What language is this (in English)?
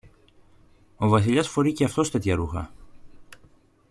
Greek